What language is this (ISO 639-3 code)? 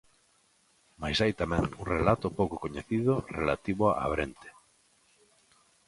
glg